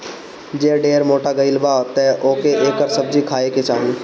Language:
Bhojpuri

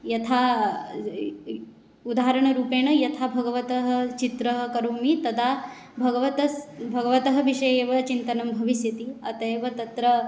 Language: Sanskrit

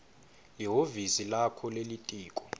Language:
Swati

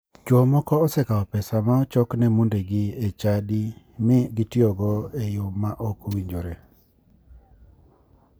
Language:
Luo (Kenya and Tanzania)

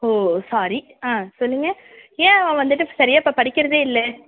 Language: Tamil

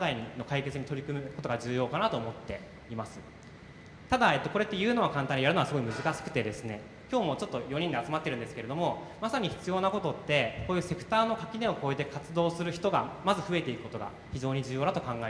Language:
Japanese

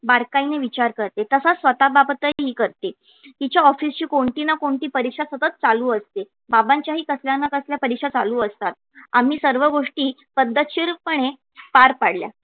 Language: Marathi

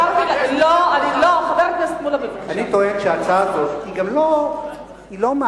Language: Hebrew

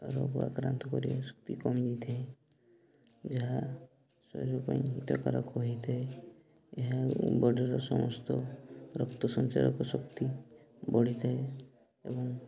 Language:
Odia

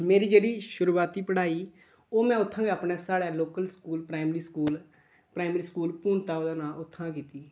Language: Dogri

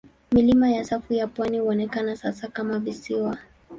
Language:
Swahili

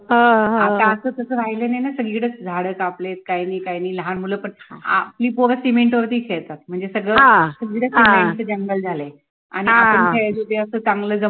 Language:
Marathi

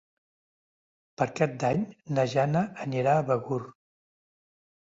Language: Catalan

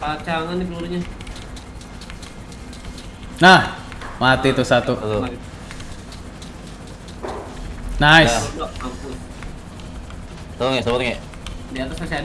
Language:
Indonesian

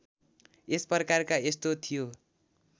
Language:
Nepali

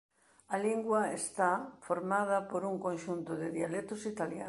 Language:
Galician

